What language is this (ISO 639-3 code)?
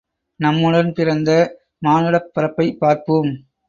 tam